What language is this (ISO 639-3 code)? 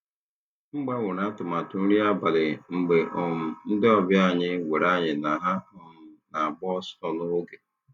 ibo